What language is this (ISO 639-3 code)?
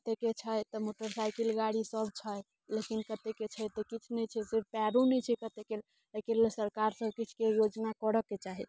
mai